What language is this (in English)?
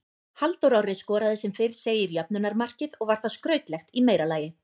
Icelandic